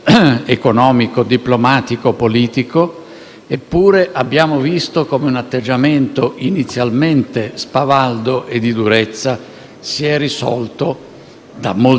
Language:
Italian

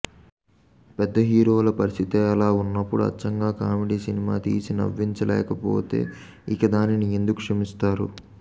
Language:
Telugu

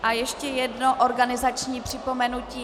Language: Czech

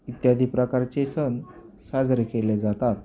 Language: Marathi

